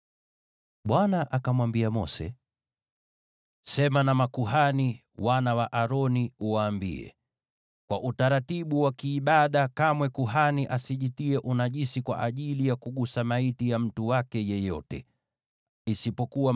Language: Swahili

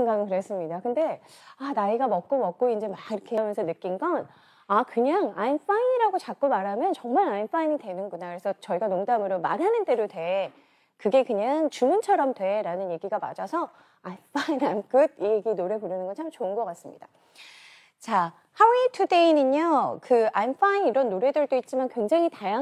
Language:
Korean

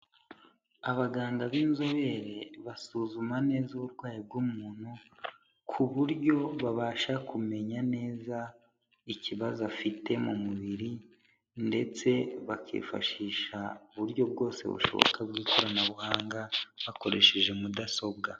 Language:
Kinyarwanda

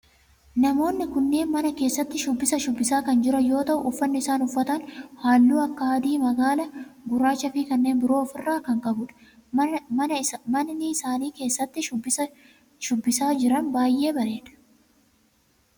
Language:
Oromo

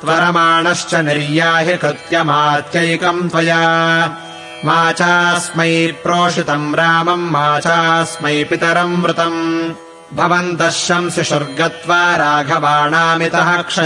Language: Kannada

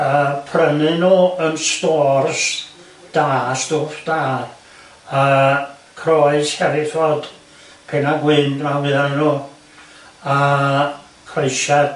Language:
Welsh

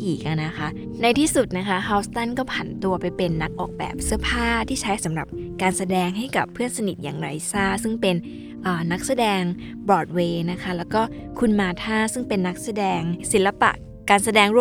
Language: Thai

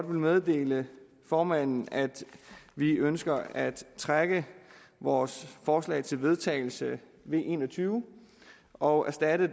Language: Danish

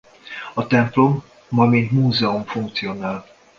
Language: Hungarian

